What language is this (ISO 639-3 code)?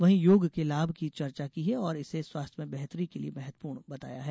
hin